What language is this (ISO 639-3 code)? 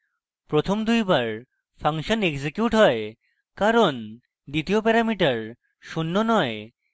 ben